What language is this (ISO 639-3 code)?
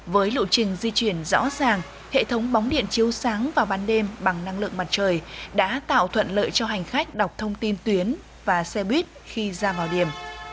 vie